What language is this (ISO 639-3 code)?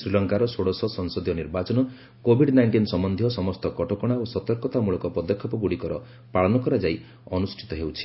ori